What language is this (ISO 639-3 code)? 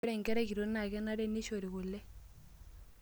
mas